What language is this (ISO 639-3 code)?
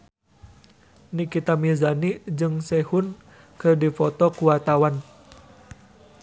sun